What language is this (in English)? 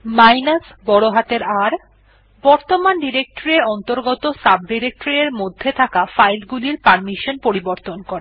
Bangla